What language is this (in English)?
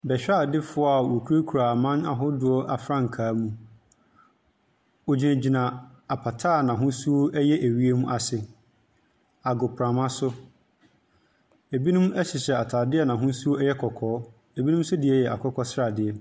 Akan